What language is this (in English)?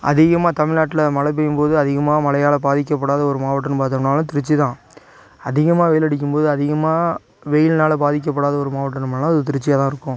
Tamil